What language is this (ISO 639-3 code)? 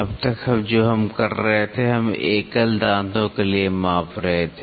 hin